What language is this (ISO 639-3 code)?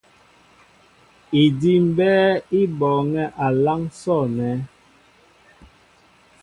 mbo